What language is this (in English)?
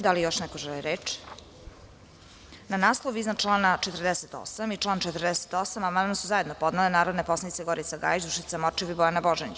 Serbian